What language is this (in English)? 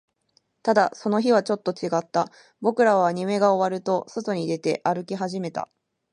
Japanese